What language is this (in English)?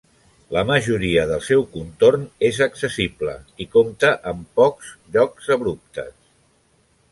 Catalan